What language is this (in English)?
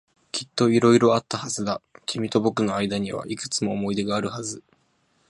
Japanese